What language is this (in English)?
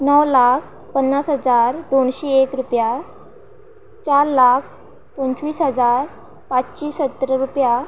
Konkani